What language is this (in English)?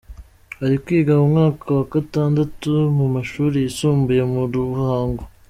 Kinyarwanda